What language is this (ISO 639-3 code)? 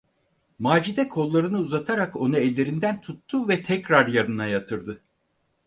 tur